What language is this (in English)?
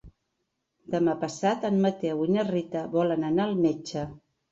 Catalan